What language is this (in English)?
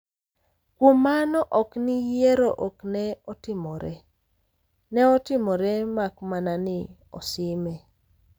Luo (Kenya and Tanzania)